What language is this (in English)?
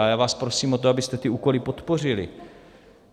Czech